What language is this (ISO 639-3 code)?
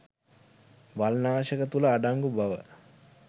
sin